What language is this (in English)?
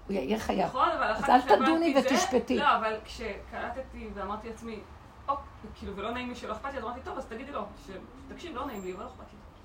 Hebrew